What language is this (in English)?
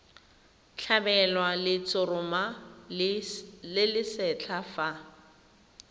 Tswana